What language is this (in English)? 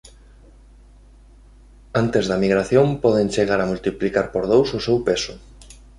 Galician